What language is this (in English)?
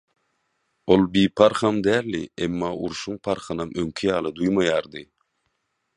Turkmen